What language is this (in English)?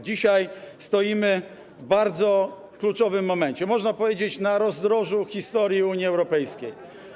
Polish